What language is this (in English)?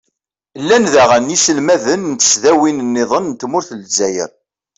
Kabyle